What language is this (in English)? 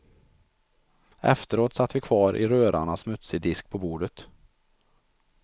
Swedish